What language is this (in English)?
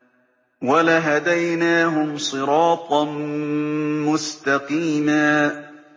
Arabic